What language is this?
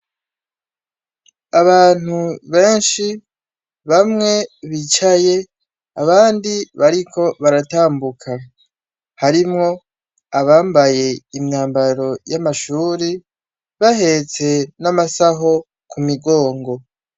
Rundi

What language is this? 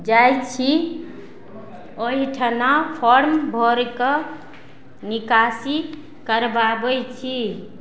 Maithili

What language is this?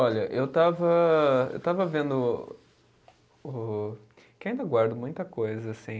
Portuguese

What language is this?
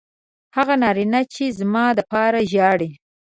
Pashto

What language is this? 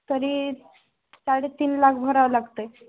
Marathi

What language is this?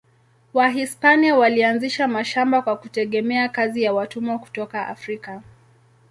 Swahili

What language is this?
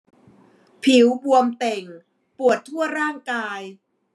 Thai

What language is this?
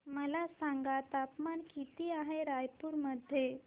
Marathi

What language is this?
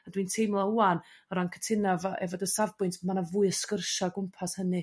Welsh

